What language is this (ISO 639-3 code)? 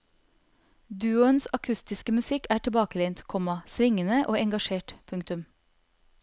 nor